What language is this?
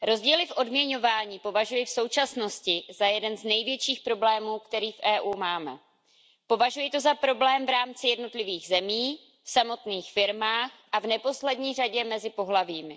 Czech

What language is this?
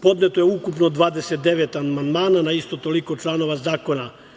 Serbian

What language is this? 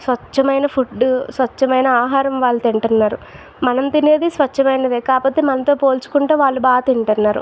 Telugu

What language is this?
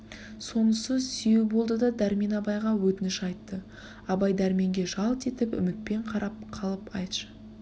Kazakh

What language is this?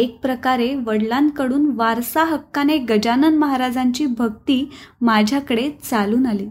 Marathi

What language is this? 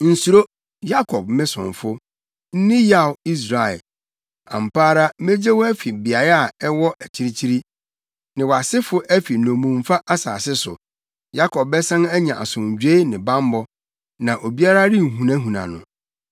Akan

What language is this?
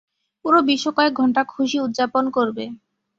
Bangla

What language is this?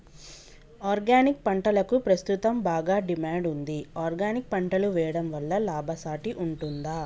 Telugu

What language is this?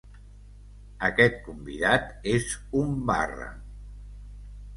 Catalan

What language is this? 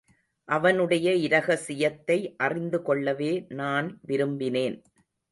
Tamil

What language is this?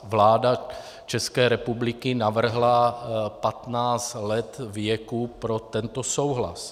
Czech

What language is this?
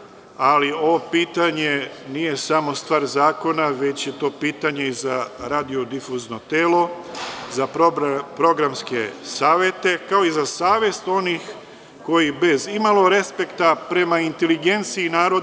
Serbian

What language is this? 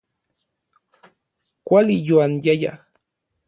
Orizaba Nahuatl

